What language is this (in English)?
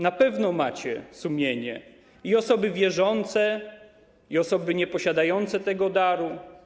Polish